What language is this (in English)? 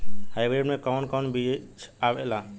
Bhojpuri